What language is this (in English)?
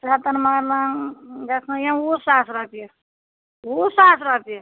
Kashmiri